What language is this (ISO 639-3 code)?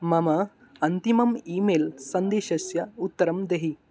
san